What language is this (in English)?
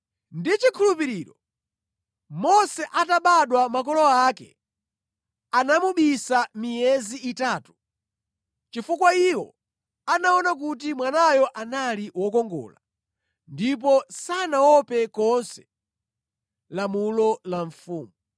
Nyanja